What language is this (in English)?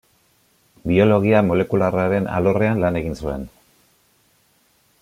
Basque